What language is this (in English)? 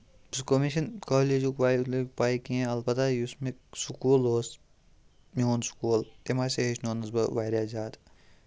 Kashmiri